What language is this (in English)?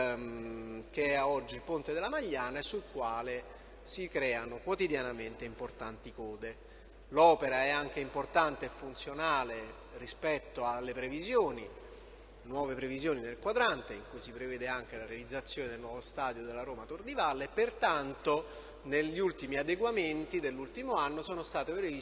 Italian